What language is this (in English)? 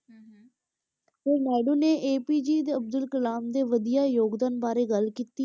Punjabi